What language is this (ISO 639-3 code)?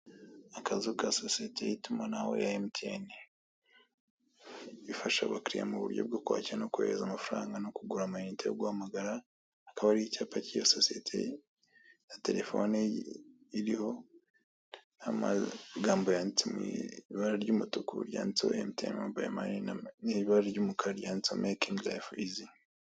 kin